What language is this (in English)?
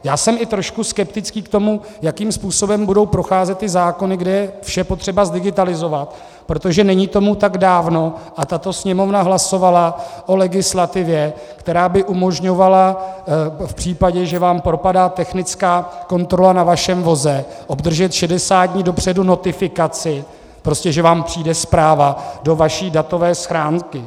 Czech